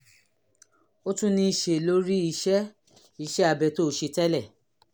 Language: Yoruba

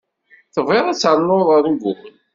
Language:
Kabyle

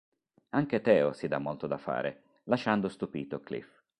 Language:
Italian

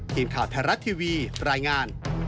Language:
Thai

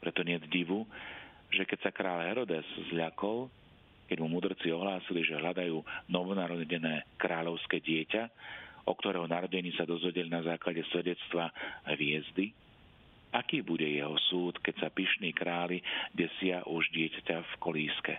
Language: Slovak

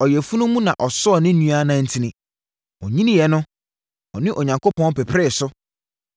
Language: Akan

